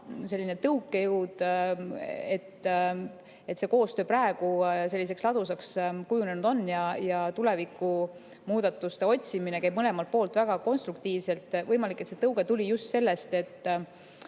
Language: Estonian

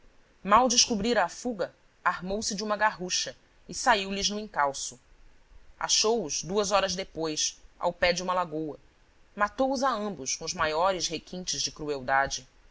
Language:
Portuguese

